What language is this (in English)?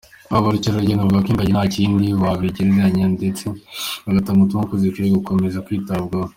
Kinyarwanda